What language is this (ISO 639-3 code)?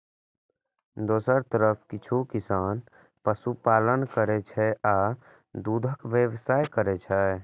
mai